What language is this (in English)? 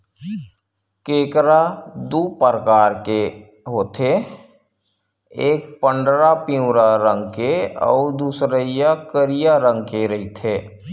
Chhattisgarhi